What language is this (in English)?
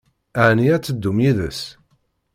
Kabyle